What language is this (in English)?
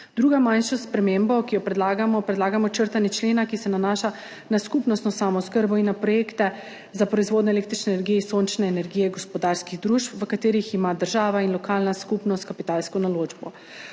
Slovenian